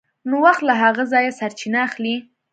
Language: Pashto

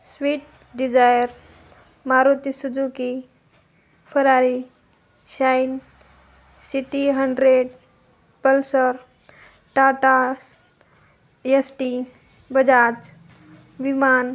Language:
Marathi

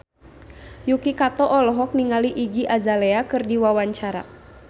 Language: Sundanese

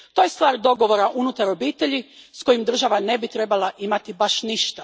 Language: Croatian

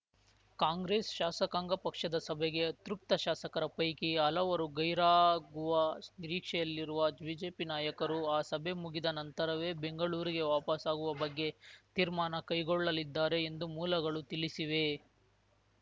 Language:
Kannada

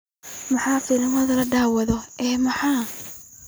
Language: Somali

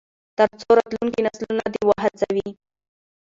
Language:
Pashto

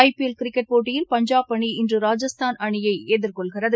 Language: Tamil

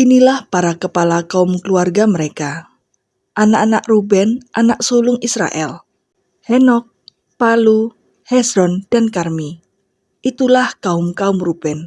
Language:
Indonesian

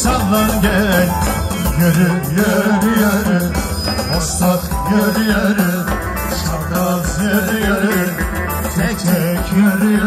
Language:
Turkish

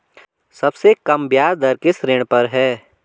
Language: Hindi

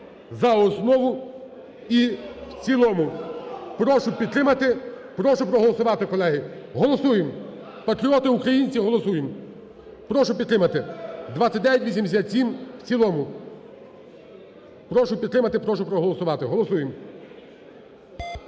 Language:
Ukrainian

